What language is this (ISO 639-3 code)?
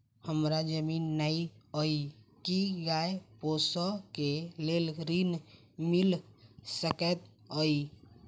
mai